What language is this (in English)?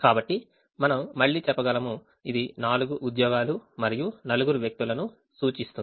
Telugu